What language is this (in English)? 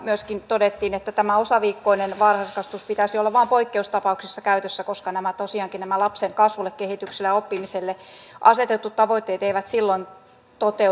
Finnish